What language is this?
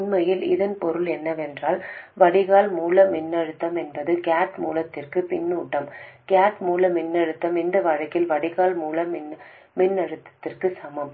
Tamil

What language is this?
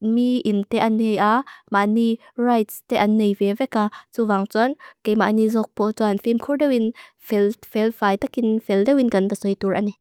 Mizo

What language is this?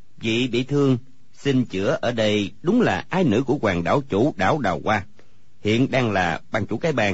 Vietnamese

